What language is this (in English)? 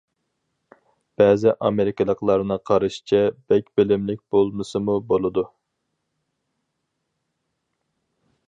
Uyghur